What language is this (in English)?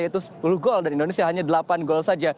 Indonesian